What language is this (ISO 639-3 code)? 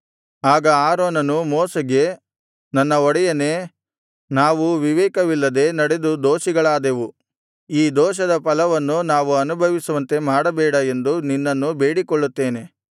kan